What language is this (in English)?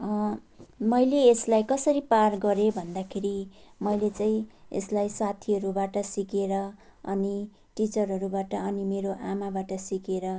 Nepali